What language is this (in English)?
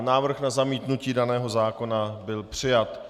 Czech